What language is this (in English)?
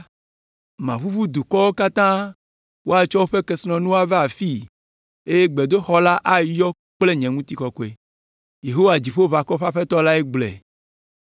Ewe